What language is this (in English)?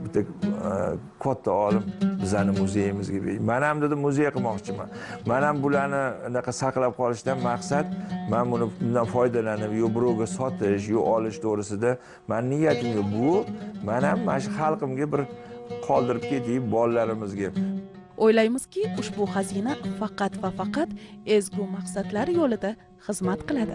Turkish